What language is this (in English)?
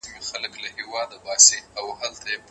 Pashto